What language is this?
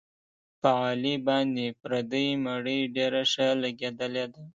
Pashto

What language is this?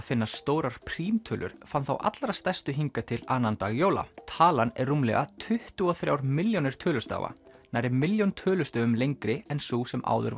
Icelandic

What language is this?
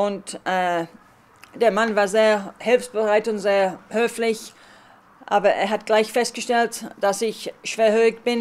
German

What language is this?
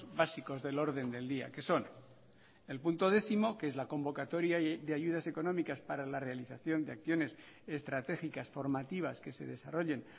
Spanish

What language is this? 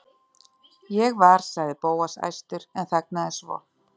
Icelandic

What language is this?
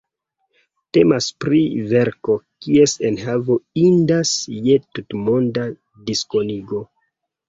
Esperanto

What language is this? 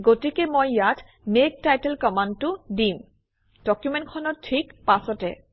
Assamese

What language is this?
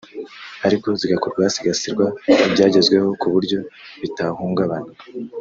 Kinyarwanda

